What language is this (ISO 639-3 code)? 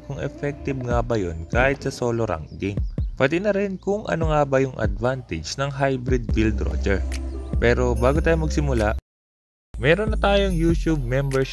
fil